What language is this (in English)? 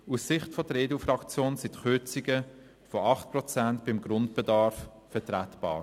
Swiss German